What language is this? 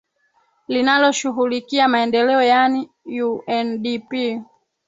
Swahili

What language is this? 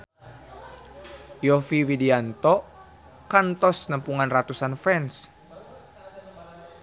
Sundanese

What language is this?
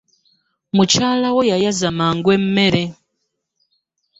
Ganda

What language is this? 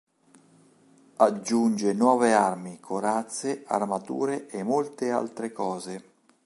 Italian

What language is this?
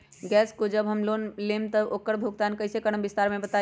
Magahi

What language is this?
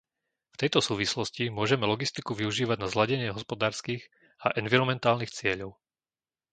Slovak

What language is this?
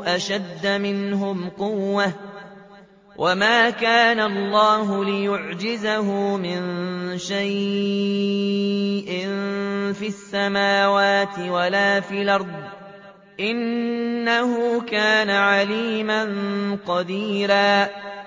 Arabic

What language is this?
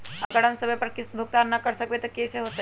Magahi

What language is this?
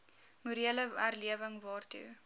Afrikaans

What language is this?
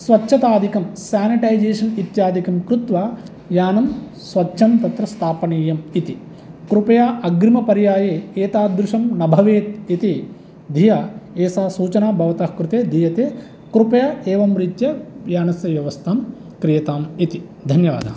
Sanskrit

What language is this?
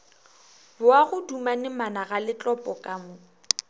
Northern Sotho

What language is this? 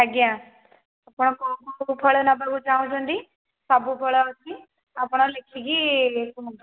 Odia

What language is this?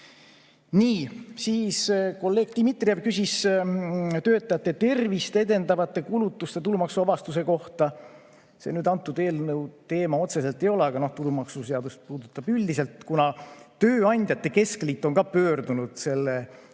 Estonian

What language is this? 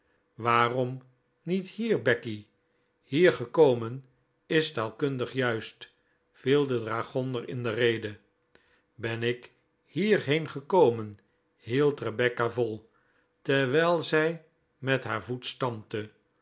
Dutch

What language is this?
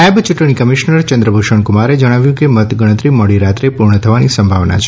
Gujarati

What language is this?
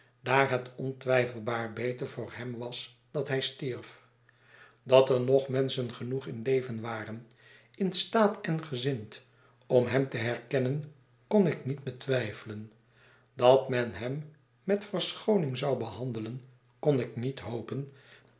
Dutch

